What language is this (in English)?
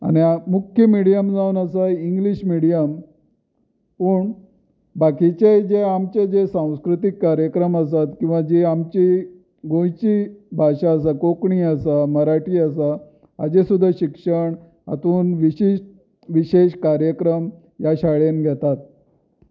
Konkani